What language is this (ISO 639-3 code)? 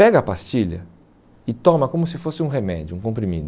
por